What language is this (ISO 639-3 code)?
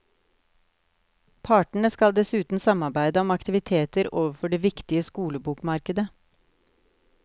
nor